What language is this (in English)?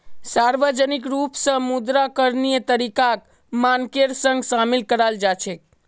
Magahi